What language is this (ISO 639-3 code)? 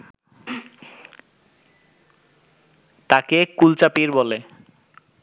ben